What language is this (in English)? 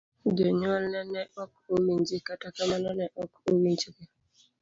Luo (Kenya and Tanzania)